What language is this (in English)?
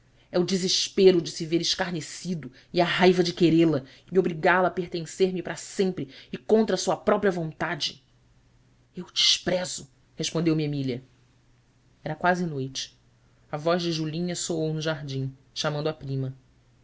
Portuguese